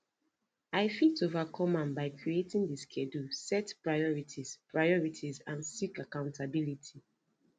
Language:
Nigerian Pidgin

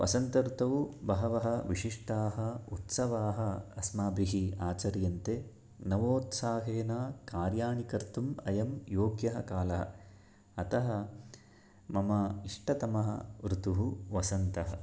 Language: Sanskrit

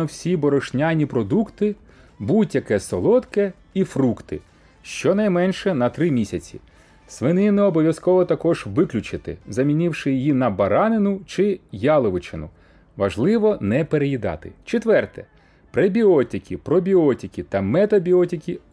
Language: Ukrainian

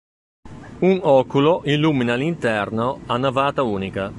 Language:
Italian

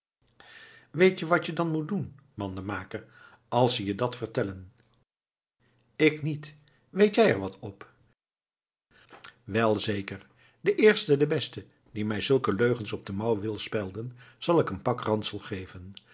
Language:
Dutch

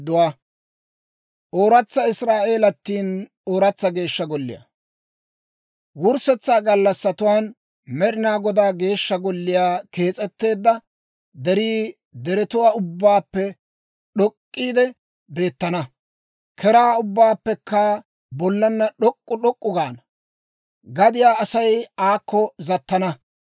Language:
Dawro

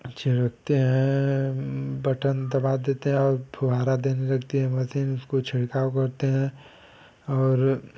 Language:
Hindi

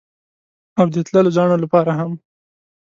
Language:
Pashto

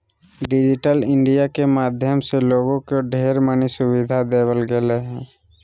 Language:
Magahi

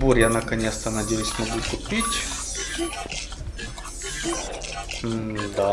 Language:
Russian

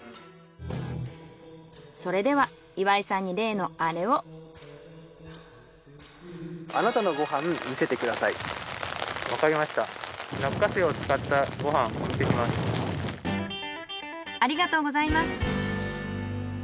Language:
Japanese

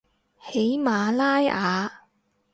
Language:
Cantonese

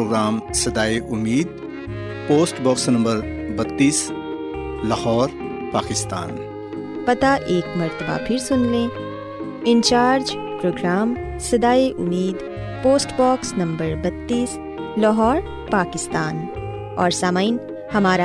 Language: Urdu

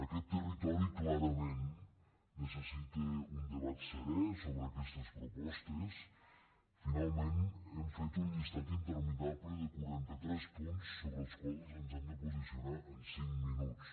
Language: Catalan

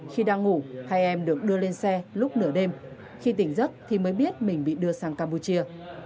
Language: Vietnamese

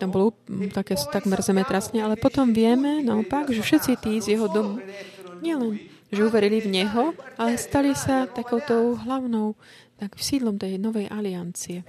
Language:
Slovak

